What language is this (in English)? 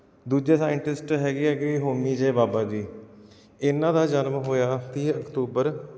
Punjabi